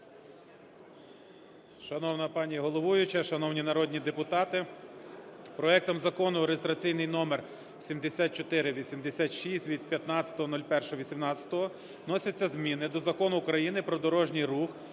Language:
Ukrainian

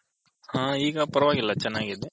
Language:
Kannada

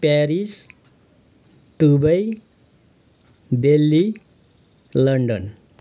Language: Nepali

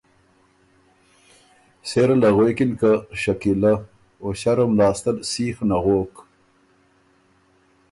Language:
Ormuri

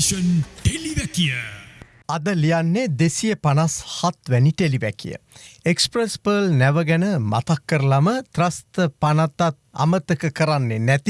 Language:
Turkish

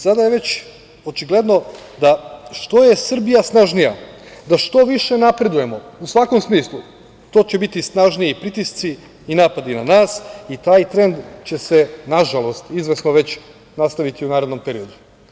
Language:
Serbian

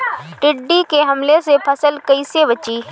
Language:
Bhojpuri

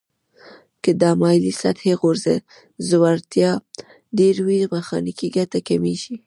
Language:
Pashto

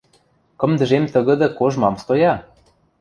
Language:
Western Mari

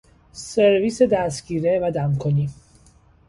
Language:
Persian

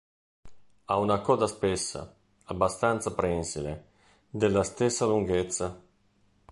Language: Italian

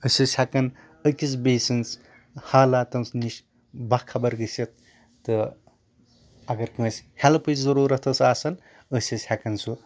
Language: Kashmiri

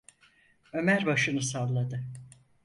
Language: Turkish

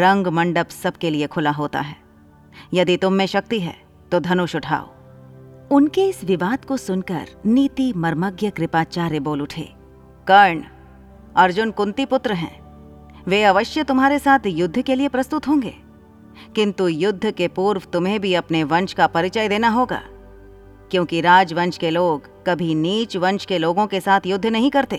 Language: Hindi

